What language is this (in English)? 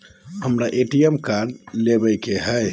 Magahi